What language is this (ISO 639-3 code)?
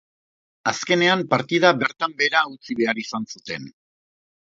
eus